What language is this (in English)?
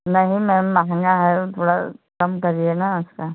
Hindi